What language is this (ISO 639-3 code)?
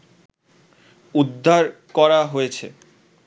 ben